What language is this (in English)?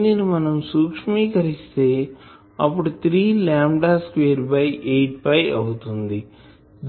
Telugu